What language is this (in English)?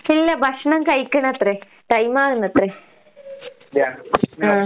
Malayalam